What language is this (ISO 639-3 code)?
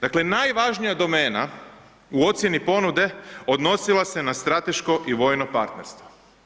hrv